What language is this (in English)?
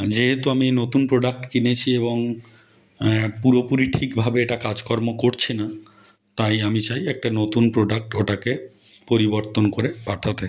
Bangla